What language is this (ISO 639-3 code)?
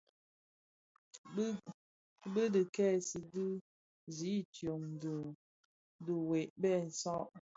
ksf